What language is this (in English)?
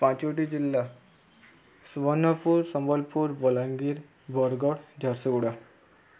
Odia